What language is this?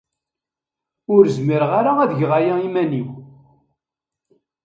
Kabyle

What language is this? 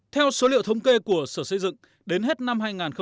Vietnamese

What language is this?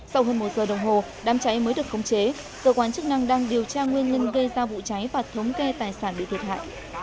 Vietnamese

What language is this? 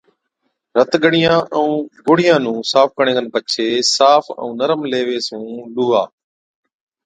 Od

